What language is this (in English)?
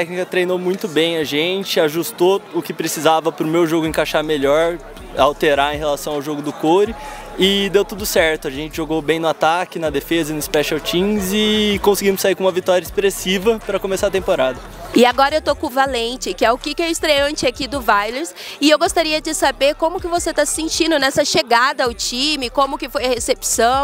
Portuguese